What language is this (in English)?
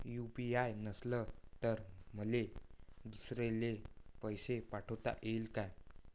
Marathi